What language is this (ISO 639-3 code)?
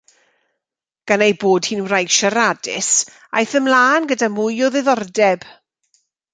cym